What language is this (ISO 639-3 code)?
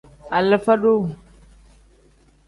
kdh